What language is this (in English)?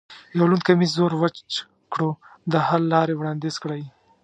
Pashto